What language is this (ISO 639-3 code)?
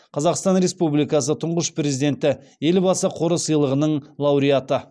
kaz